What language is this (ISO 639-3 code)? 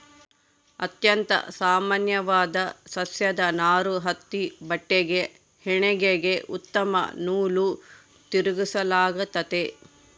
kan